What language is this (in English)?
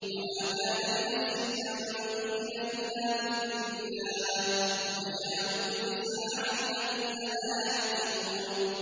Arabic